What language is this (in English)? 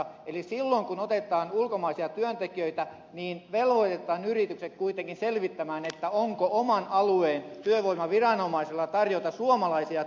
Finnish